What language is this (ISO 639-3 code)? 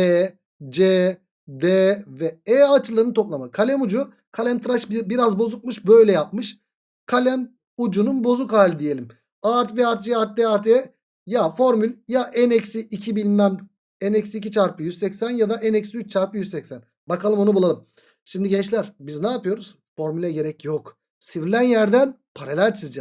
tur